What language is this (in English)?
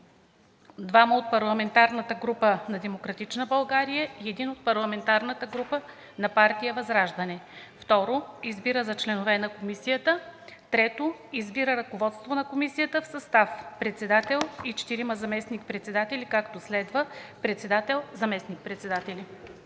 Bulgarian